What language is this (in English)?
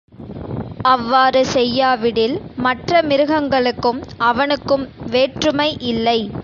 Tamil